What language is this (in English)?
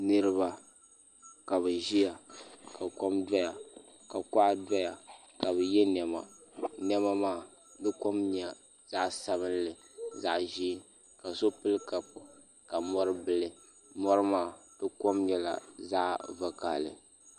Dagbani